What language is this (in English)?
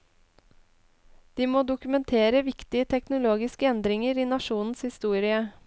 Norwegian